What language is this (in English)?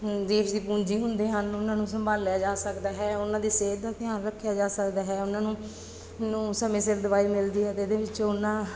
Punjabi